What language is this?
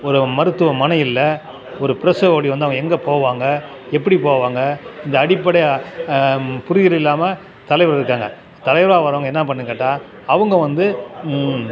Tamil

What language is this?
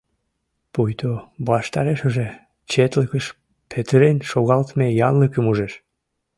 Mari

